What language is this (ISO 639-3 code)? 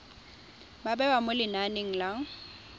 tsn